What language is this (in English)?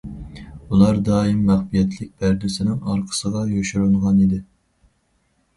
Uyghur